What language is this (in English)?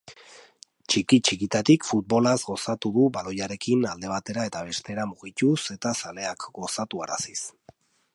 Basque